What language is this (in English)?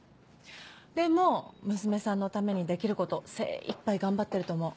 Japanese